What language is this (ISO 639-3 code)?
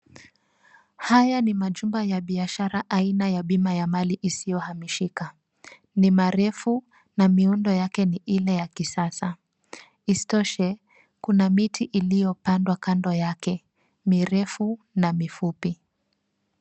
swa